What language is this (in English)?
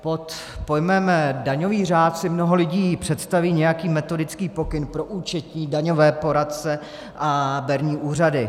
Czech